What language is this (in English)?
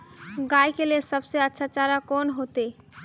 Magahi